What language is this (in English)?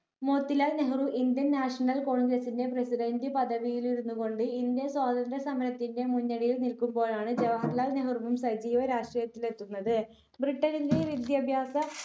Malayalam